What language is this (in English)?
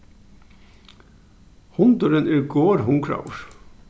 Faroese